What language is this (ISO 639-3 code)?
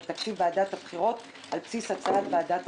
heb